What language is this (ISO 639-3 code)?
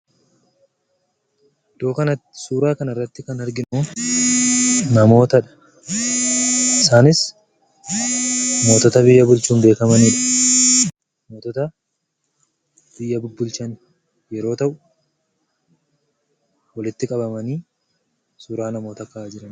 orm